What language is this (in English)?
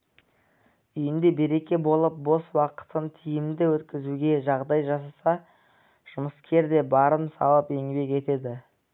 Kazakh